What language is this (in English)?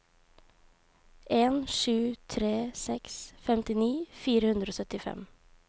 Norwegian